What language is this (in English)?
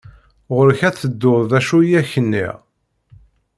Kabyle